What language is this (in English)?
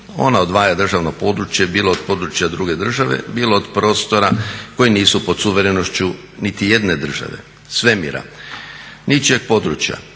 Croatian